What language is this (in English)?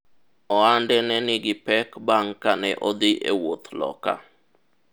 Luo (Kenya and Tanzania)